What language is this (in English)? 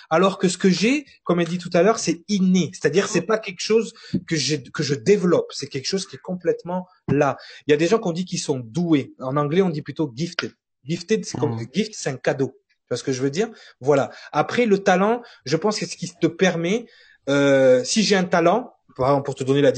French